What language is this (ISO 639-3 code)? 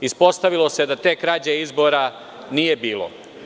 srp